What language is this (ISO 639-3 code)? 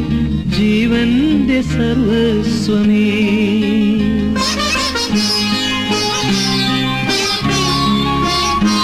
mal